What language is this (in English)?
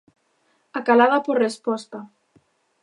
Galician